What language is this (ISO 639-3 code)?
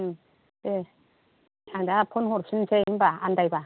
brx